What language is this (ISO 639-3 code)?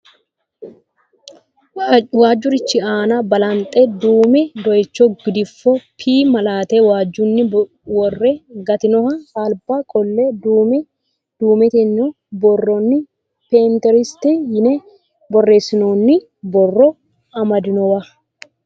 sid